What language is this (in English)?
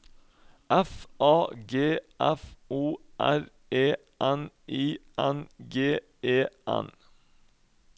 Norwegian